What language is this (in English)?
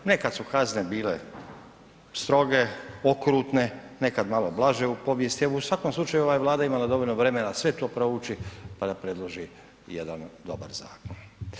Croatian